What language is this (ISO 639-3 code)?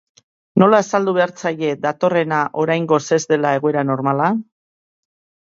eus